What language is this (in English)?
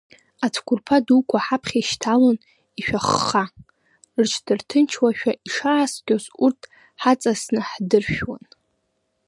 Abkhazian